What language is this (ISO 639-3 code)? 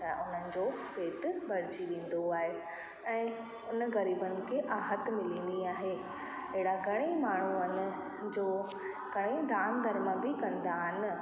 snd